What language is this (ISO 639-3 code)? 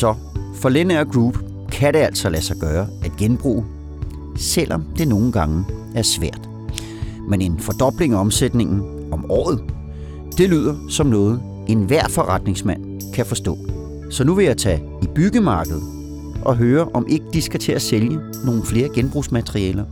dan